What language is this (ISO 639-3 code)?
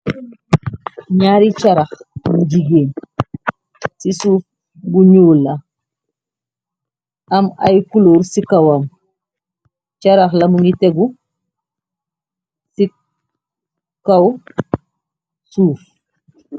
wol